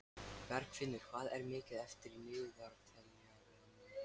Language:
Icelandic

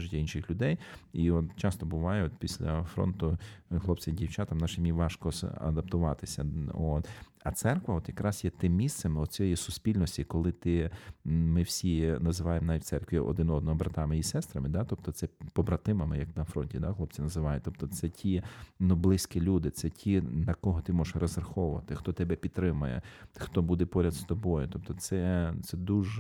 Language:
Ukrainian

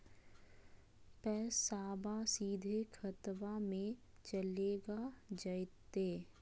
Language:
Magahi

